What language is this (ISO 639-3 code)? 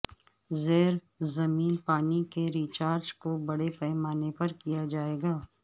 urd